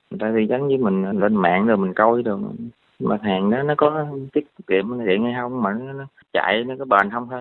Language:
Vietnamese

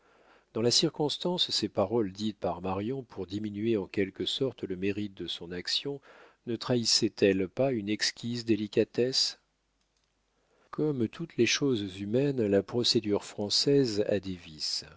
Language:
French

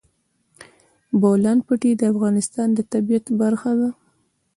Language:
Pashto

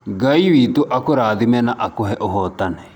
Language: Kikuyu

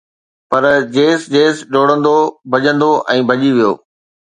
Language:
Sindhi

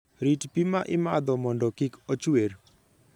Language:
Luo (Kenya and Tanzania)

